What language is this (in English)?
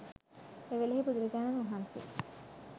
Sinhala